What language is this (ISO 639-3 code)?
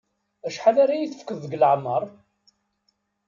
kab